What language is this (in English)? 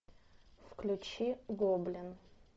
Russian